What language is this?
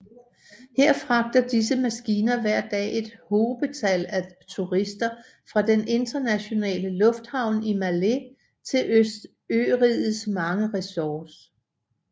Danish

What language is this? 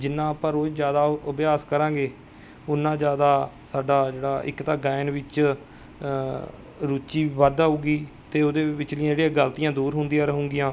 Punjabi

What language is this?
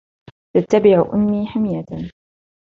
Arabic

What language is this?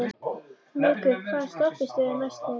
Icelandic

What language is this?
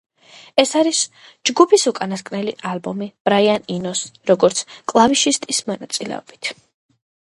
Georgian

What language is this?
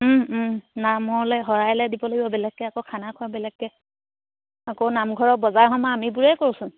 Assamese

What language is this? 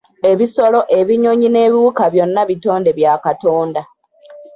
Ganda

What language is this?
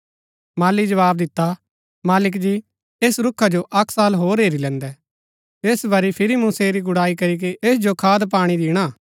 Gaddi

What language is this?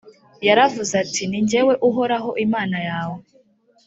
Kinyarwanda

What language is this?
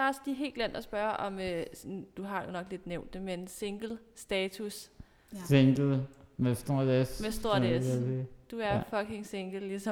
Danish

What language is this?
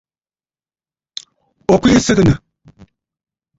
Bafut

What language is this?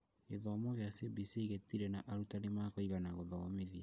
Kikuyu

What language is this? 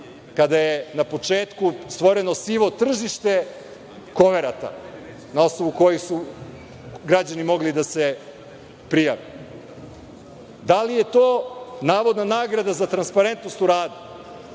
Serbian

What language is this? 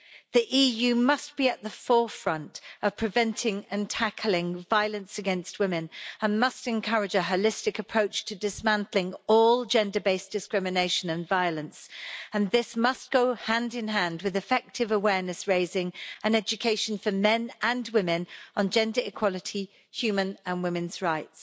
English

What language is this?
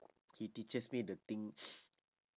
English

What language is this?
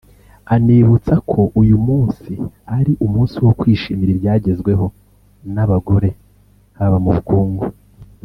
Kinyarwanda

